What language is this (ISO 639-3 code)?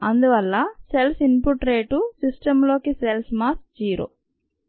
tel